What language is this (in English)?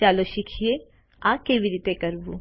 Gujarati